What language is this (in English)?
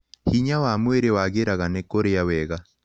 Kikuyu